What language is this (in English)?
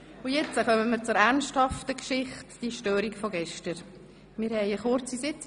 Swiss German